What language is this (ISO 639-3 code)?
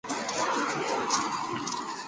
zho